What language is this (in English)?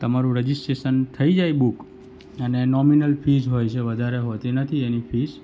Gujarati